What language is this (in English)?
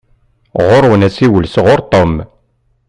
Kabyle